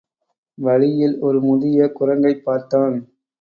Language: Tamil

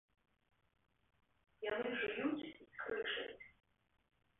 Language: Belarusian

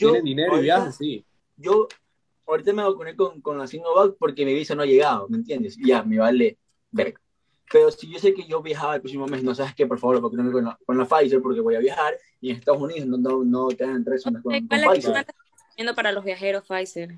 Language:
Spanish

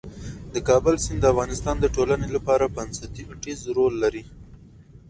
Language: Pashto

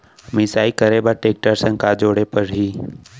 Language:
Chhattisgarhi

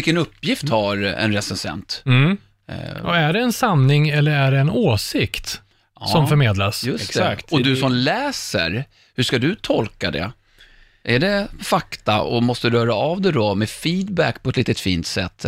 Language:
Swedish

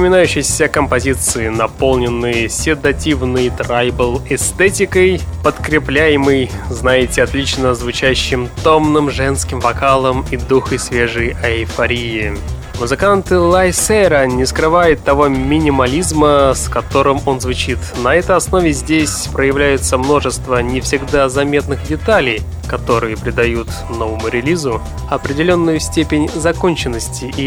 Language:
Russian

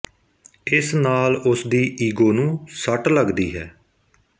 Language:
Punjabi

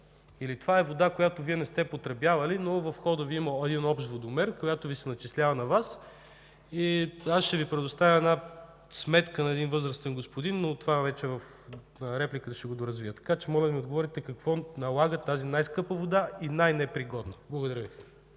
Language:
Bulgarian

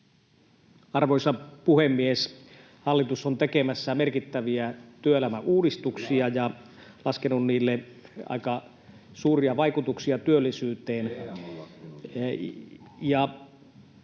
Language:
Finnish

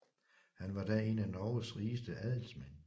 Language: Danish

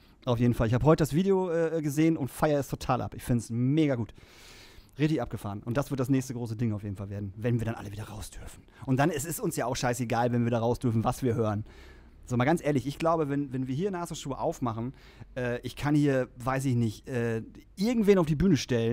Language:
German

